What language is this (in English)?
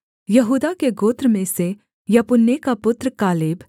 Hindi